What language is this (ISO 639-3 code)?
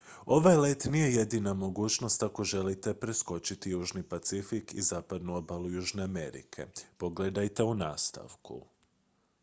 hrv